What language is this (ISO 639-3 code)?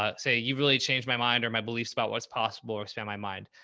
eng